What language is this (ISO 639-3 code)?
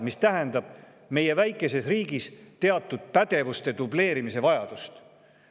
est